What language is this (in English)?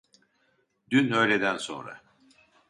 Turkish